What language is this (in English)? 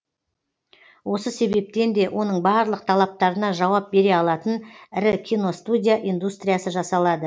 Kazakh